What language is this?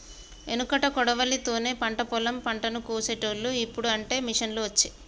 Telugu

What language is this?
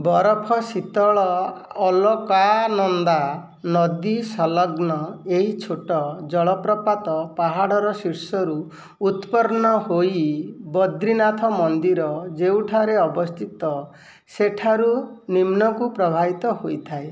Odia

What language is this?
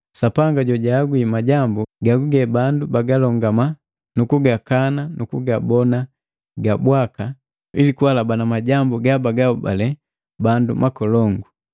Matengo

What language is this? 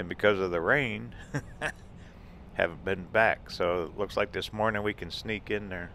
English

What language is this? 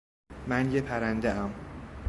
Persian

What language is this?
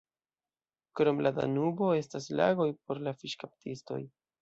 Esperanto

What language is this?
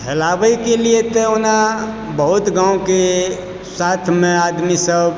Maithili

